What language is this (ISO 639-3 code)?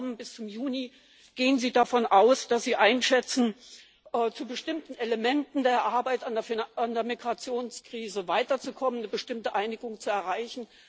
deu